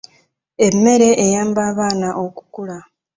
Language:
Ganda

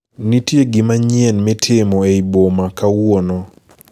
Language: Luo (Kenya and Tanzania)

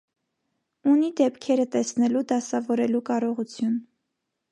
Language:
Armenian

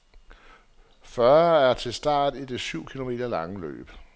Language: Danish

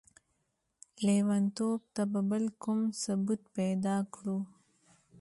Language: Pashto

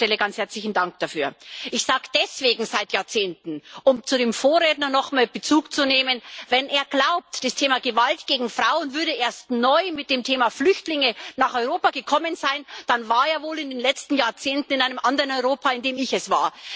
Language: German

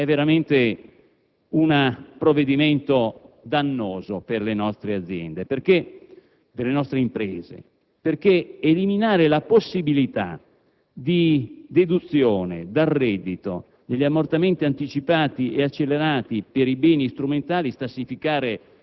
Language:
Italian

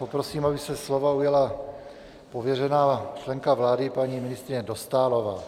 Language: Czech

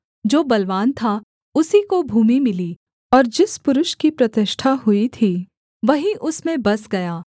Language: Hindi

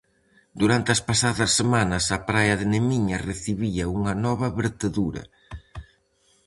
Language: Galician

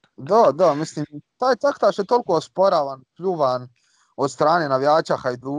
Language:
Croatian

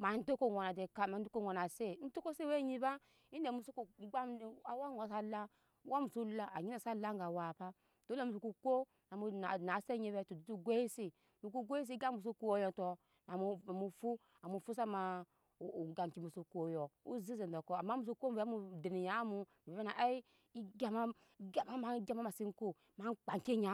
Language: Nyankpa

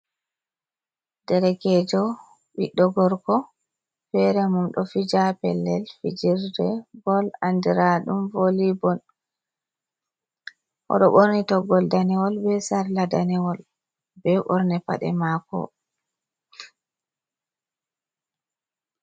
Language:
Fula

